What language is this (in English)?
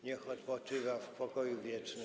Polish